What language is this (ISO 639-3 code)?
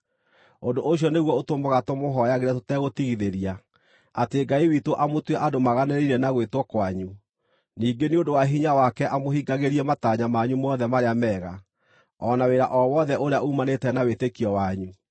kik